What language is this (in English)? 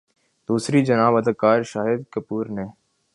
Urdu